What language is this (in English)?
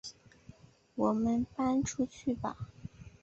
Chinese